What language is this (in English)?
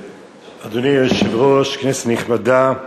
Hebrew